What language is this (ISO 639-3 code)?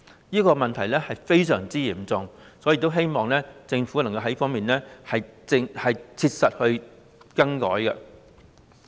yue